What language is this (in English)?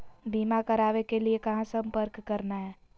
Magahi